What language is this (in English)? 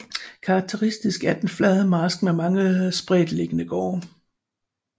Danish